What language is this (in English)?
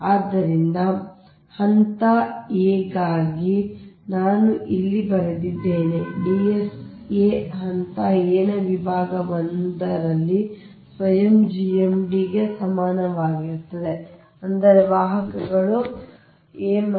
Kannada